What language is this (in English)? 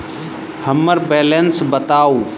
Maithili